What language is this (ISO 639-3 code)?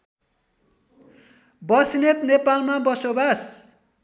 nep